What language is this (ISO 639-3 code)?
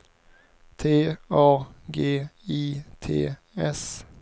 swe